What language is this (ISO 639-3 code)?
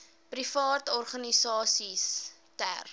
afr